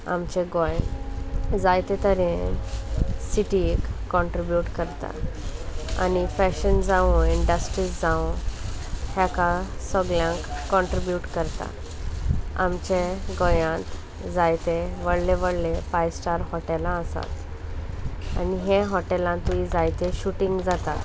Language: Konkani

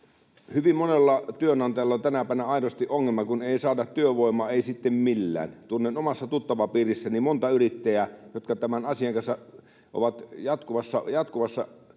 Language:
Finnish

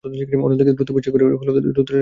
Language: Bangla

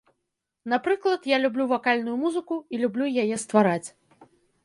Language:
Belarusian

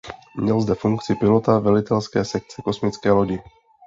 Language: Czech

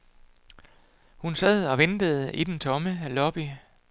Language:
Danish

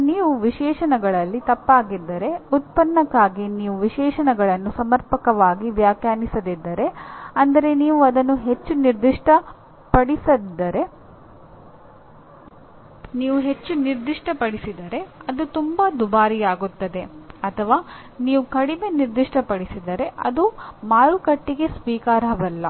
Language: Kannada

